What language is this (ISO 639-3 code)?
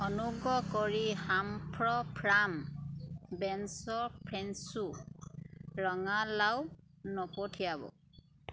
asm